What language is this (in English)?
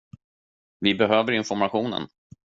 Swedish